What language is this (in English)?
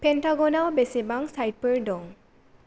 Bodo